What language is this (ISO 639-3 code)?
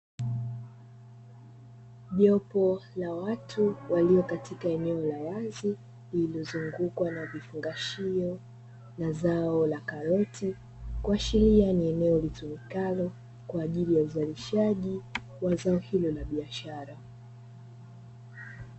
swa